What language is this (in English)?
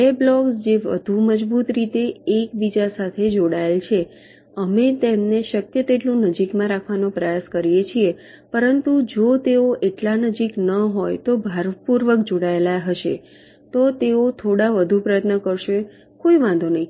Gujarati